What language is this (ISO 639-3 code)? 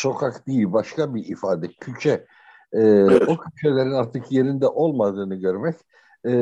tur